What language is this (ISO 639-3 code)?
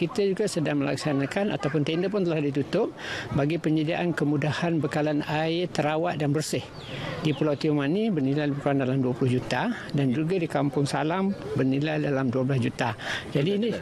msa